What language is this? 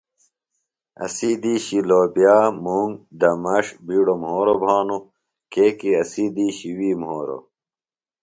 Phalura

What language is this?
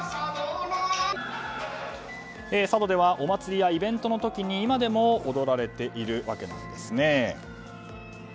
Japanese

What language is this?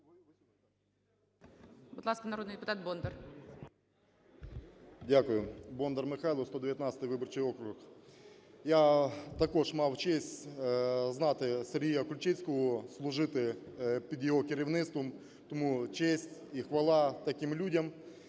Ukrainian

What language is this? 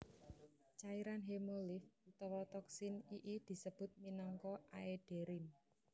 Javanese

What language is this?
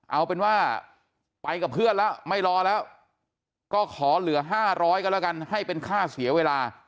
Thai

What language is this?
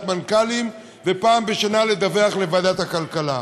Hebrew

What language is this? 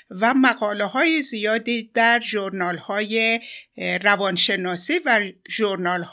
Persian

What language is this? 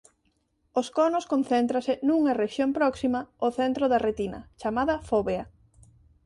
Galician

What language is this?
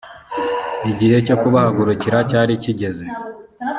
Kinyarwanda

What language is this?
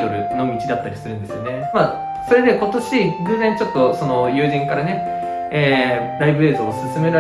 Japanese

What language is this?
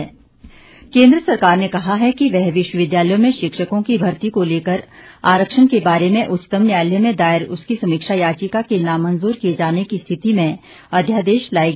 Hindi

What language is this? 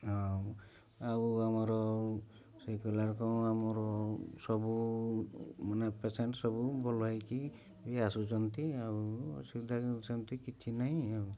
Odia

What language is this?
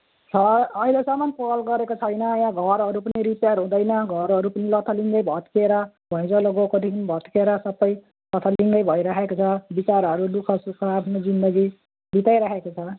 Nepali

